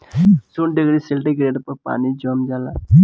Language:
Bhojpuri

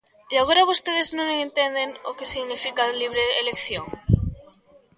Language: Galician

